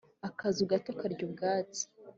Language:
Kinyarwanda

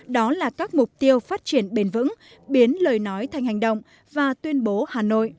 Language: Vietnamese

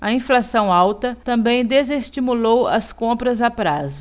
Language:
Portuguese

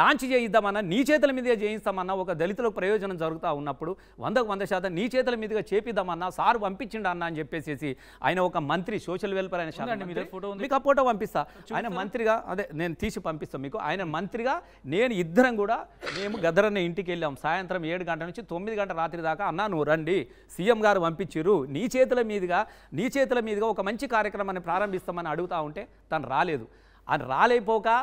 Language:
Telugu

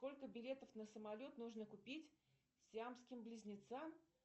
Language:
Russian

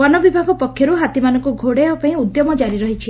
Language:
Odia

